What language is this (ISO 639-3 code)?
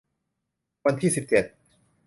tha